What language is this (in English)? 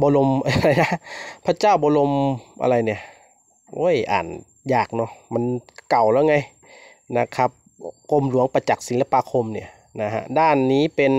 Thai